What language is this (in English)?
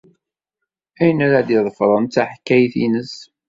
Kabyle